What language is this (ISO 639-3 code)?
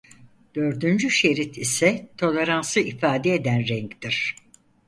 tur